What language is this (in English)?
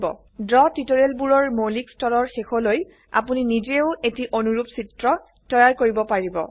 Assamese